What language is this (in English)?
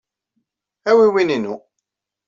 Kabyle